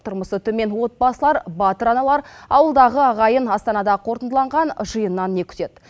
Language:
Kazakh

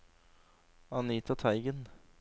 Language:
Norwegian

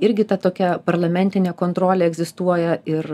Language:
Lithuanian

